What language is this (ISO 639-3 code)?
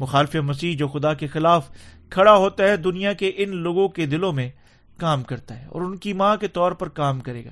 urd